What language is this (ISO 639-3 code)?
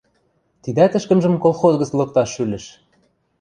mrj